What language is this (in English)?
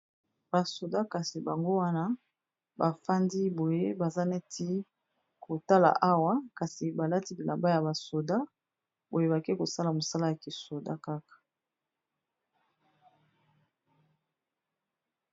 Lingala